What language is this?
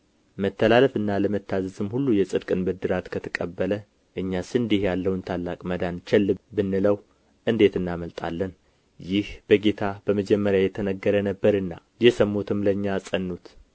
Amharic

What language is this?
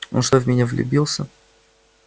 Russian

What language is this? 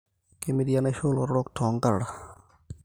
Masai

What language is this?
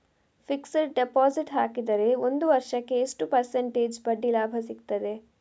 Kannada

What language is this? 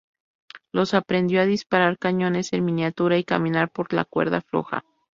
Spanish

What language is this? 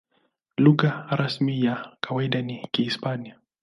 Swahili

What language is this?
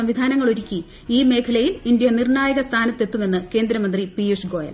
Malayalam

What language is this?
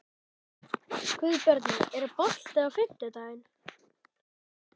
Icelandic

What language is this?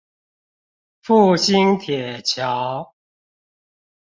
Chinese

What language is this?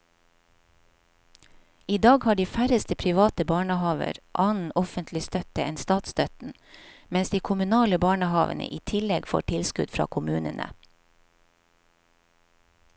Norwegian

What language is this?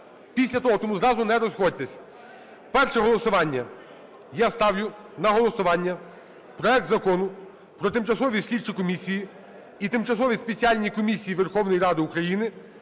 Ukrainian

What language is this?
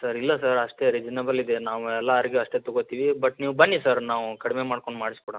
Kannada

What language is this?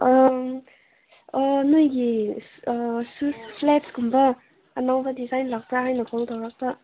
Manipuri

